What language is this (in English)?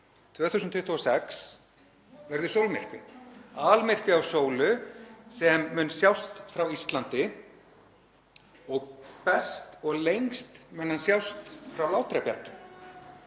Icelandic